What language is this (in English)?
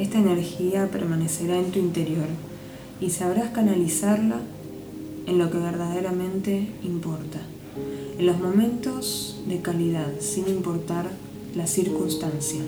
Spanish